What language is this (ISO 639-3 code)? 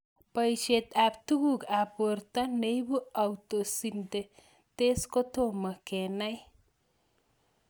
kln